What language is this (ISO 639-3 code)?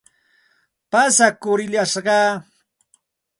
qxt